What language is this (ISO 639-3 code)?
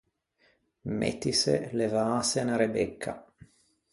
lij